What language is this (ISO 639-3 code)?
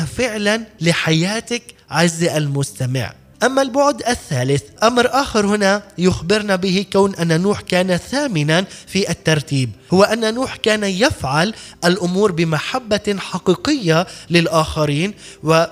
ara